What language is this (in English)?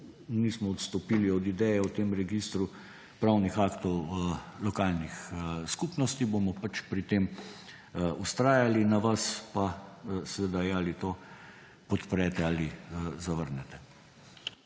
Slovenian